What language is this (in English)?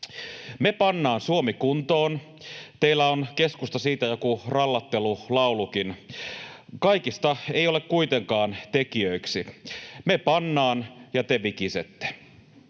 Finnish